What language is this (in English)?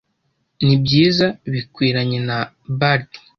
Kinyarwanda